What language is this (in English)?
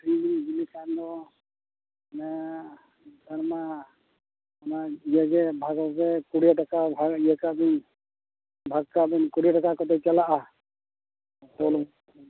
Santali